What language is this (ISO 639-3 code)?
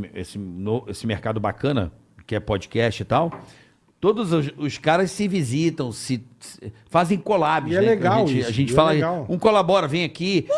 por